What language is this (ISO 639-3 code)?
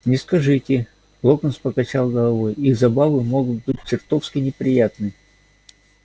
rus